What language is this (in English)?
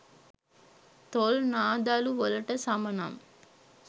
Sinhala